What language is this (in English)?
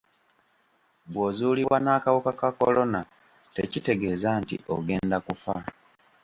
Ganda